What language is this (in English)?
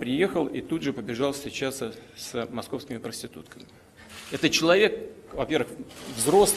Russian